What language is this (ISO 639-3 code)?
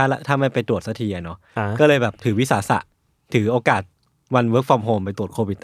tha